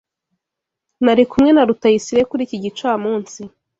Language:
Kinyarwanda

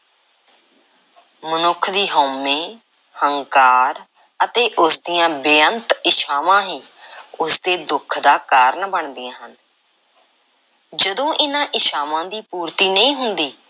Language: Punjabi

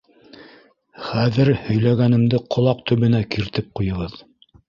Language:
Bashkir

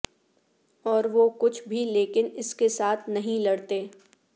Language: Urdu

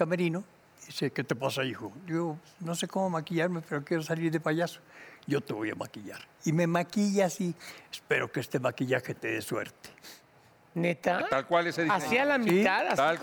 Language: Spanish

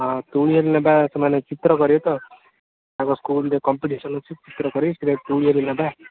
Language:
Odia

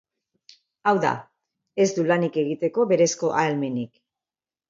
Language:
Basque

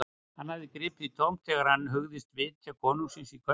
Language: Icelandic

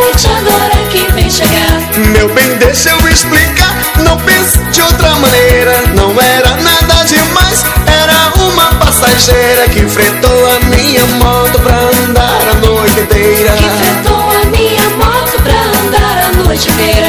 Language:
Portuguese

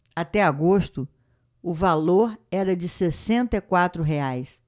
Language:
Portuguese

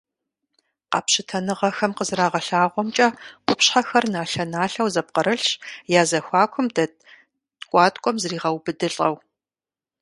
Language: Kabardian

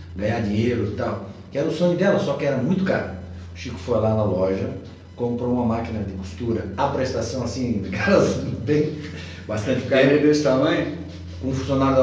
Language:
Portuguese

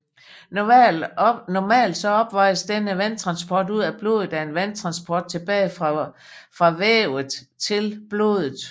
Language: Danish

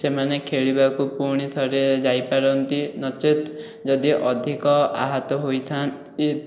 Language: Odia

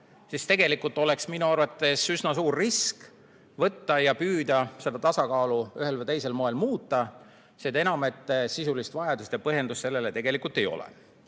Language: Estonian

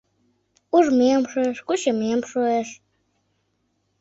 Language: Mari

